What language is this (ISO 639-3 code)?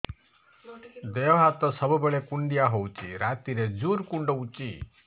ori